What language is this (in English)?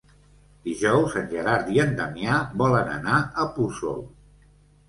Catalan